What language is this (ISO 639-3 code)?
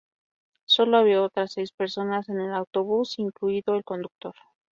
spa